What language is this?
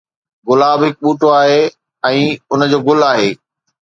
Sindhi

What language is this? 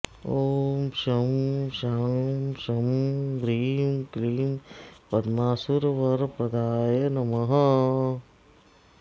Sanskrit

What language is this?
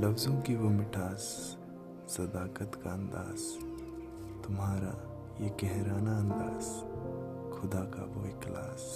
Hindi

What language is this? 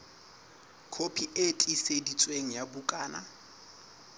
Southern Sotho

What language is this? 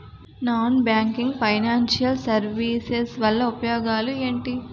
Telugu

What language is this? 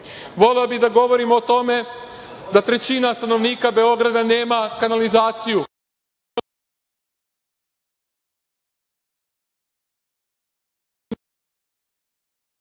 Serbian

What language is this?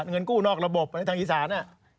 Thai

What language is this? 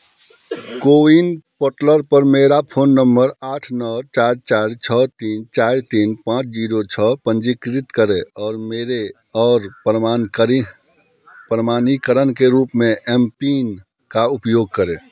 Hindi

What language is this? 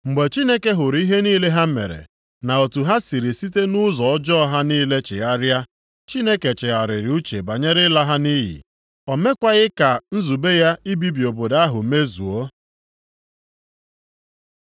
Igbo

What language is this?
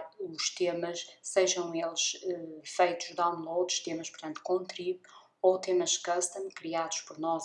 Portuguese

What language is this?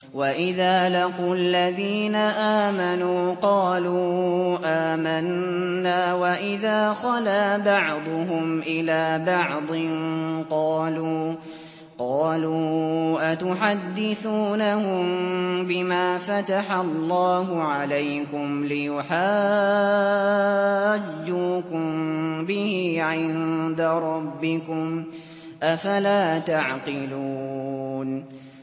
Arabic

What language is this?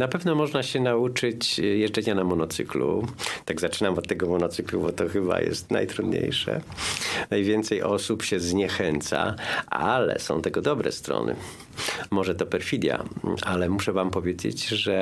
Polish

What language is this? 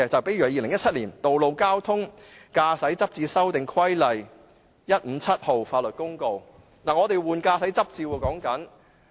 Cantonese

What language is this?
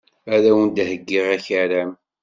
Kabyle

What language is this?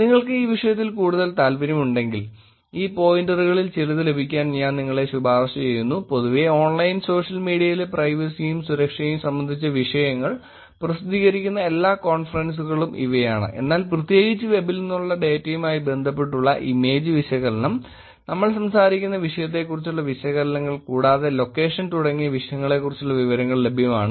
Malayalam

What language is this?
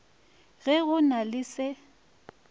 Northern Sotho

